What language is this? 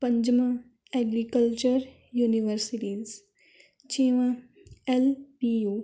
Punjabi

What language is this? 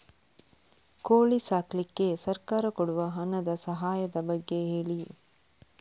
Kannada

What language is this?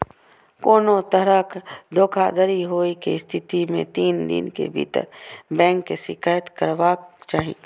Maithili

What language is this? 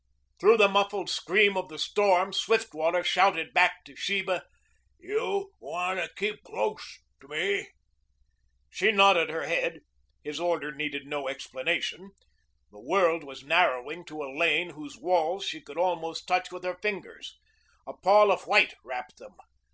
English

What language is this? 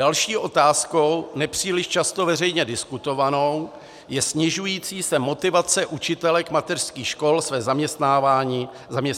Czech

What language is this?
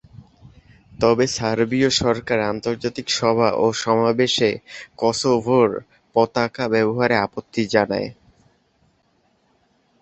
Bangla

